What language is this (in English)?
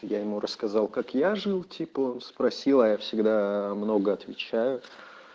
Russian